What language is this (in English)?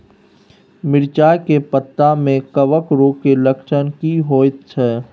Maithili